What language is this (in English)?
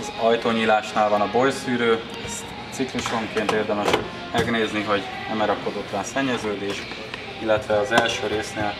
Hungarian